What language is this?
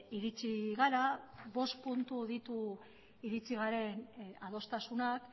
Basque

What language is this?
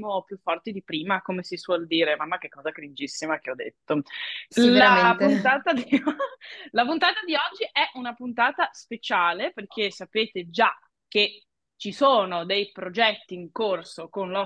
Italian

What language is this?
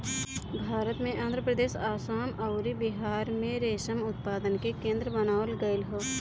Bhojpuri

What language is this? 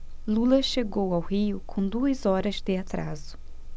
Portuguese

